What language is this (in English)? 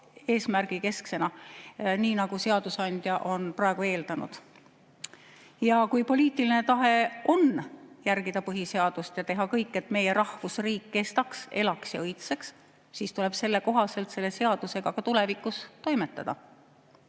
Estonian